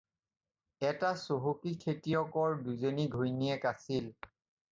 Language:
Assamese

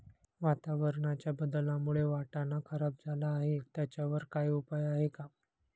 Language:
Marathi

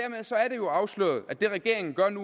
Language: Danish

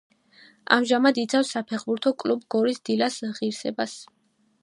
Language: Georgian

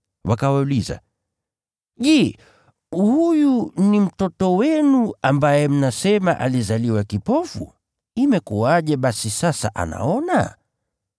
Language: Swahili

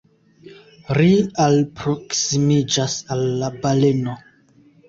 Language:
Esperanto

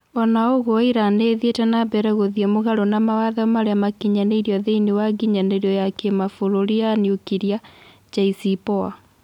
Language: Kikuyu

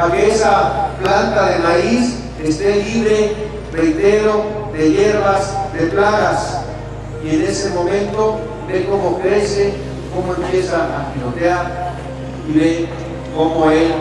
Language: Spanish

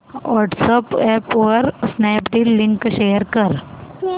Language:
Marathi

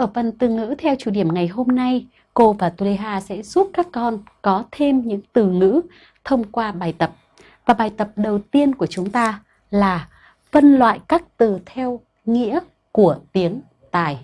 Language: Vietnamese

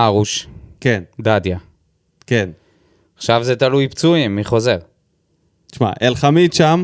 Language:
Hebrew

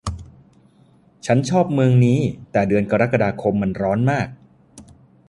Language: Thai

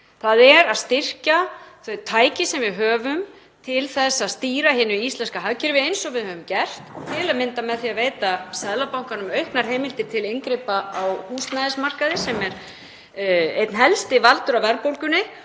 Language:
Icelandic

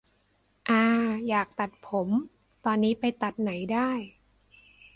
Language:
Thai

